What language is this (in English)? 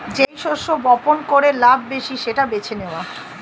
Bangla